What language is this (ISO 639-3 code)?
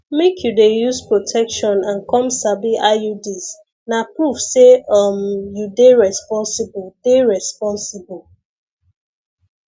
pcm